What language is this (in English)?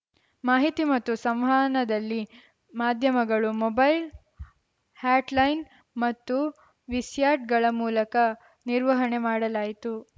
Kannada